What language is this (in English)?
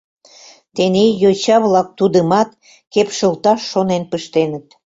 Mari